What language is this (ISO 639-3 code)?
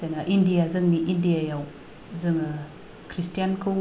brx